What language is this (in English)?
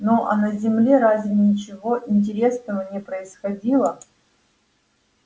Russian